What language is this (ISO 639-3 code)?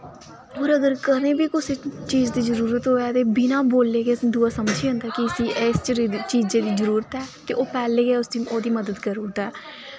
doi